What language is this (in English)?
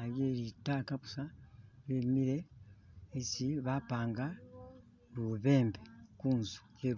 Masaaba